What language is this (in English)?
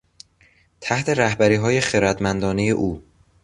Persian